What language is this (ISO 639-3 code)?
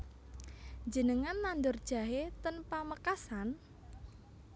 jav